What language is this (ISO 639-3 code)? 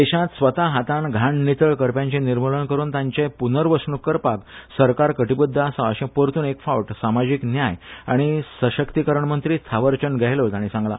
kok